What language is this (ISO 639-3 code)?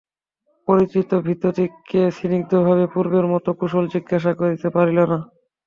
ben